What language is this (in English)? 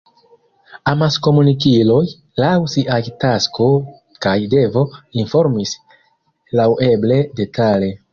Esperanto